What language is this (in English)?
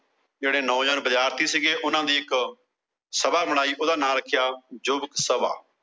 Punjabi